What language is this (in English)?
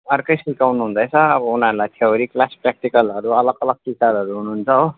Nepali